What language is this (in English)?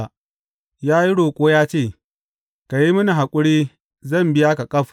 Hausa